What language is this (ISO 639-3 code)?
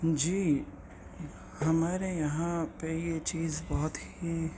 urd